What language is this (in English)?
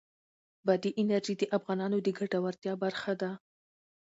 Pashto